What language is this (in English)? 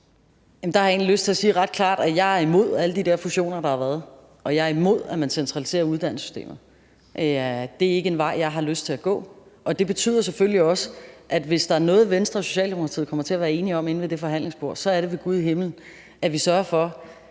Danish